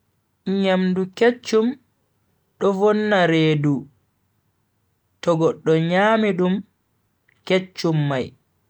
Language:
Bagirmi Fulfulde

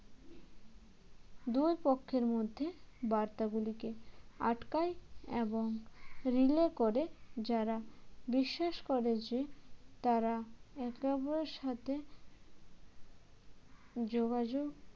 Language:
Bangla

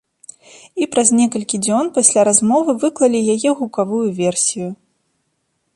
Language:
Belarusian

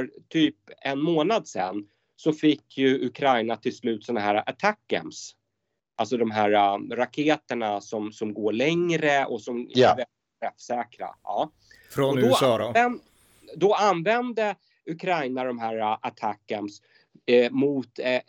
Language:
Swedish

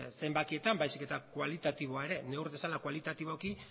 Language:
Basque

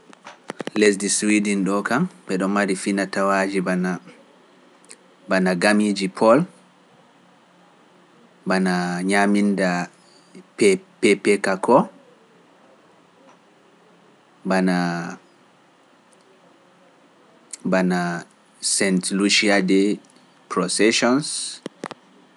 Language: Pular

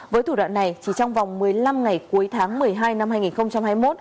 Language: Vietnamese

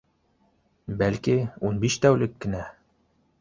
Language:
Bashkir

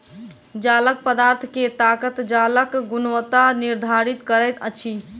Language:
Maithili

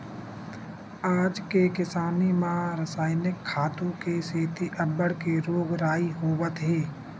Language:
Chhattisgarhi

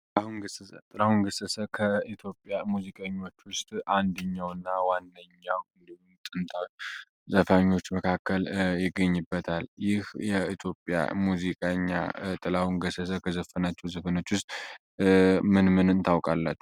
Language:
Amharic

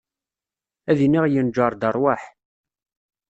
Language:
Kabyle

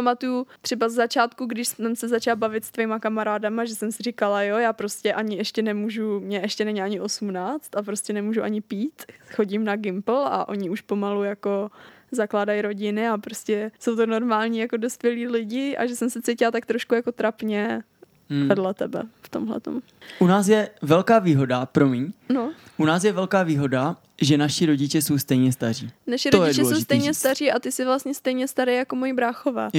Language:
Czech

